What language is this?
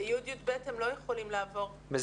Hebrew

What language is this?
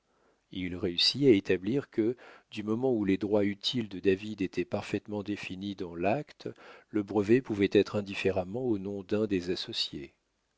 French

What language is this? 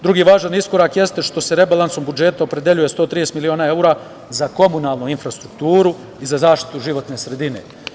Serbian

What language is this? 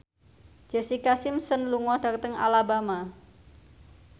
Javanese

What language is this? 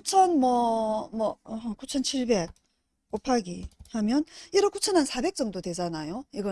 Korean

